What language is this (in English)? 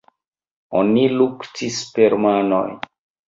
Esperanto